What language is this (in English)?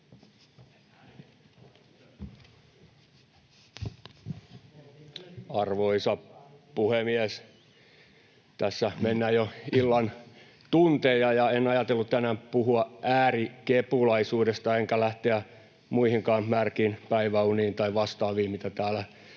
Finnish